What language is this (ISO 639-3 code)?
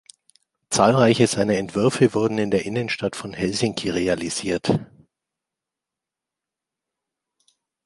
deu